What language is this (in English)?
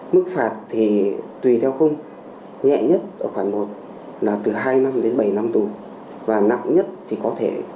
Vietnamese